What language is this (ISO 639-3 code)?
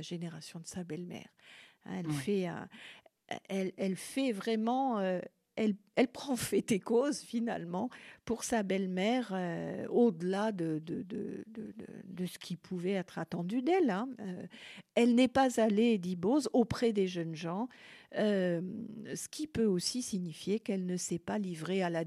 fra